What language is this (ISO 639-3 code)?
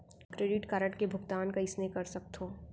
hne